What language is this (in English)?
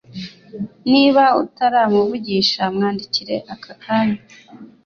Kinyarwanda